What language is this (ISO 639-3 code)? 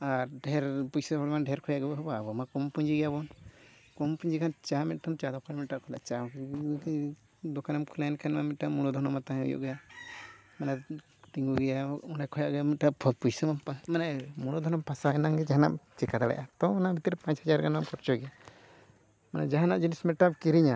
sat